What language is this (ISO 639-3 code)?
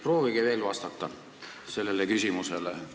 est